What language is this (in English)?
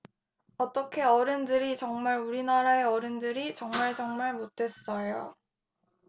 Korean